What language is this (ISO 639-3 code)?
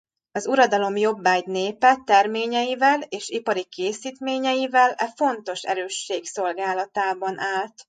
hun